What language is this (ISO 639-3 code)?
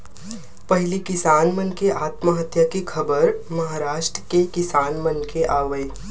hne